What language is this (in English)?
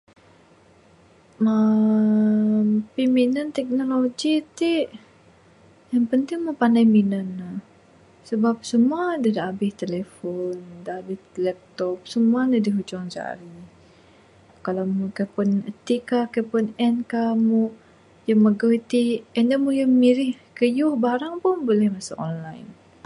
Bukar-Sadung Bidayuh